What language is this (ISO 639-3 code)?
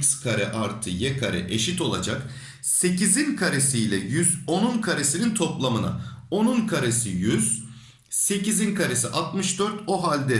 tur